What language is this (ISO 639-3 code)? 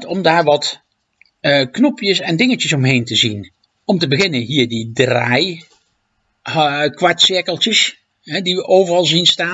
nld